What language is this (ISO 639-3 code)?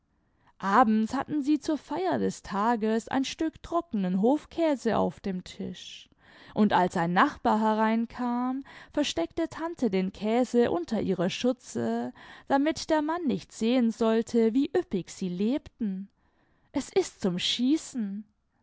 deu